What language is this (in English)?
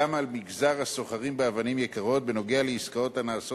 Hebrew